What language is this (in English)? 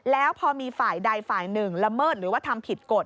Thai